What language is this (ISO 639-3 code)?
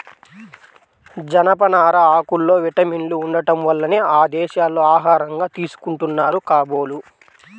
tel